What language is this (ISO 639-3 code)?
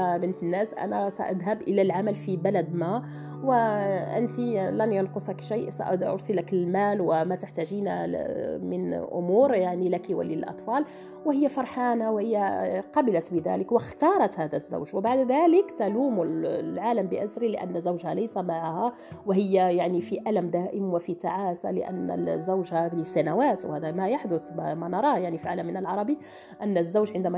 ara